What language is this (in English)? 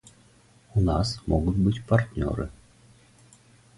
Russian